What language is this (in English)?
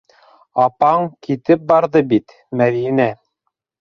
Bashkir